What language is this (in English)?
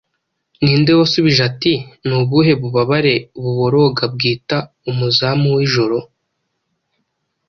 Kinyarwanda